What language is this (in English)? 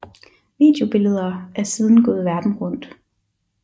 Danish